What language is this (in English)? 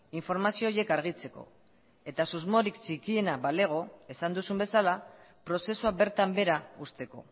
Basque